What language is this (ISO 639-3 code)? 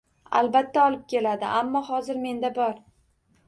uzb